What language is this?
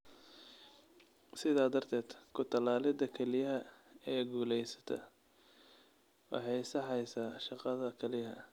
Somali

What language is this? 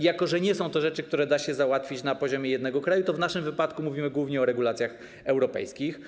Polish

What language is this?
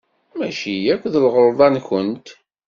Kabyle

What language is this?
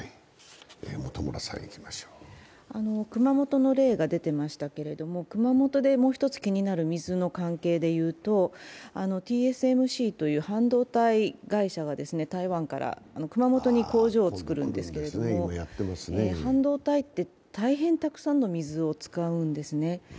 Japanese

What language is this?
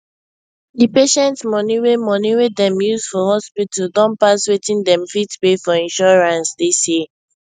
Nigerian Pidgin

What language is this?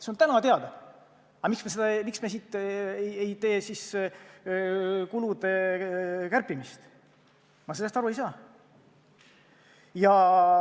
Estonian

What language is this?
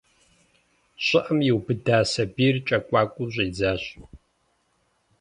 Kabardian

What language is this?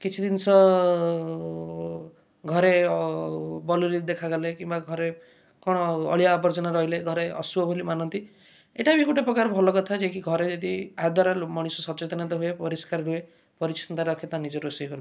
Odia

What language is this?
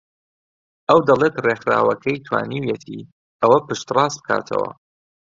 Central Kurdish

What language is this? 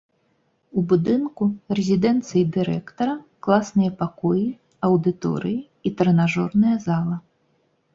Belarusian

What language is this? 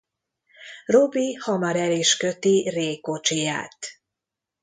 Hungarian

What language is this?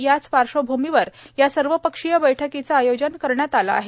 Marathi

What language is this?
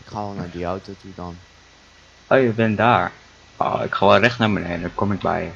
Dutch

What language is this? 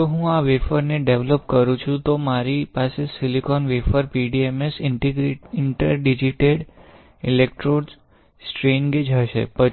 Gujarati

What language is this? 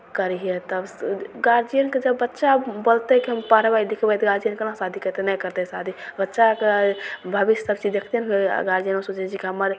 Maithili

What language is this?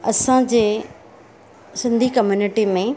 Sindhi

